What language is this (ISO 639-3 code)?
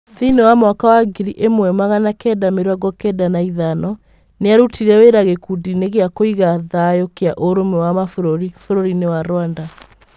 kik